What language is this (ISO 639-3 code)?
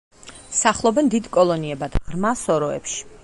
kat